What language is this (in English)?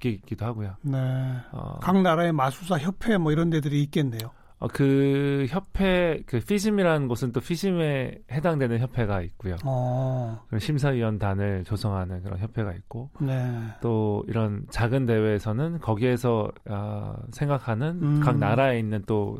Korean